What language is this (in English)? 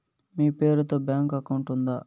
Telugu